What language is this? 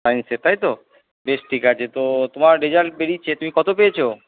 Bangla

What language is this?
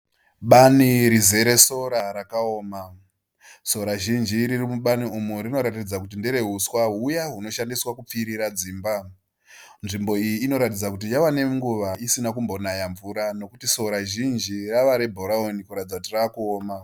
Shona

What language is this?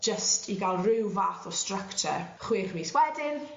Welsh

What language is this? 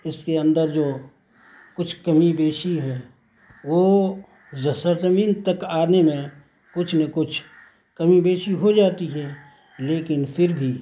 Urdu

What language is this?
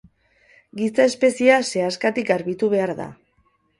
Basque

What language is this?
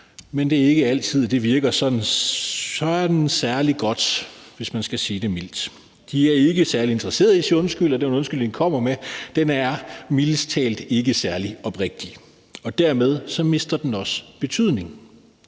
Danish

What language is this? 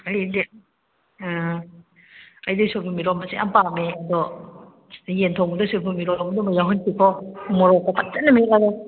Manipuri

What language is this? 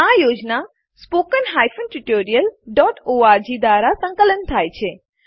Gujarati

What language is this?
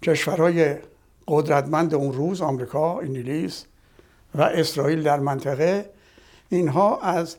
Persian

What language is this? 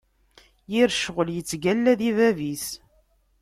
Kabyle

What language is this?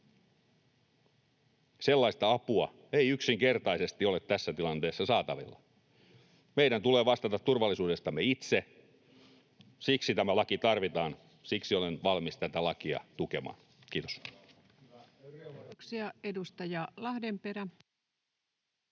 Finnish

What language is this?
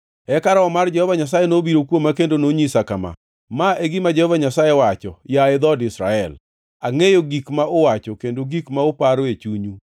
Luo (Kenya and Tanzania)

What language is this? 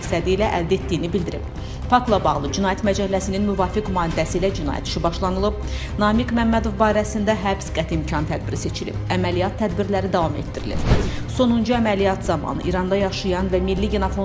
Turkish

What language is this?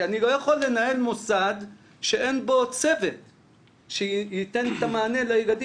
Hebrew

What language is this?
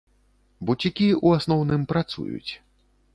Belarusian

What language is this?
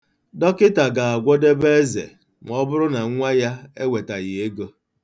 Igbo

